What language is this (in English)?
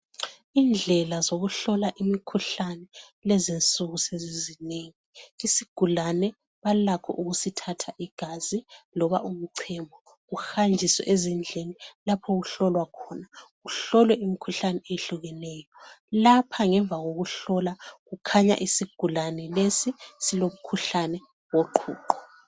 North Ndebele